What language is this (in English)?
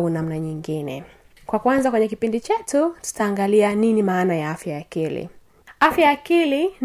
Swahili